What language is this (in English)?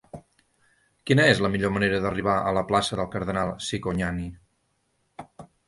Catalan